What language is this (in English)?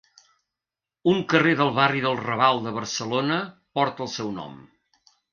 Catalan